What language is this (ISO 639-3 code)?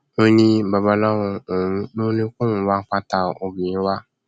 yor